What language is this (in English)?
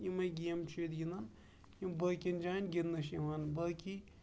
Kashmiri